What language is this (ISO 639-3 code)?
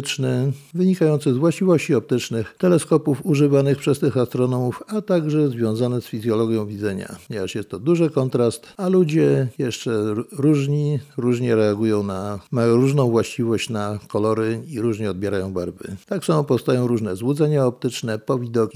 pol